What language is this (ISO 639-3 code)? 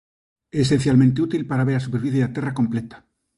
glg